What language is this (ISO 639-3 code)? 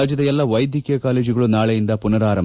kan